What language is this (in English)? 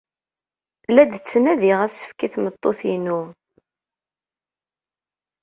Kabyle